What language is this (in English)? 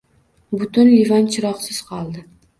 Uzbek